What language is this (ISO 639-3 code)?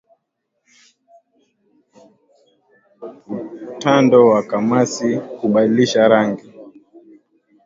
swa